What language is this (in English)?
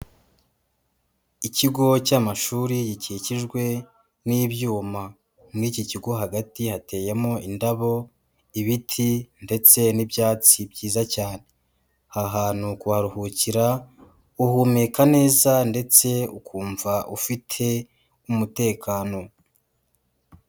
Kinyarwanda